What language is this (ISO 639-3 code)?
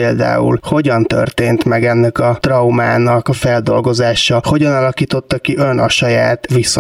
hun